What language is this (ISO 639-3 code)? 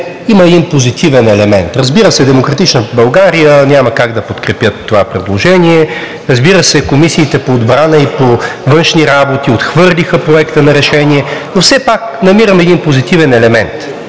bul